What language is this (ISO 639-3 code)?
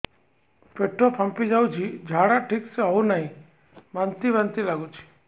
ori